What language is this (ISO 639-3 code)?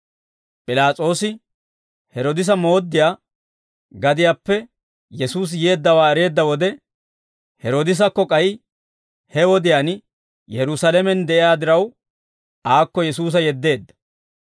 dwr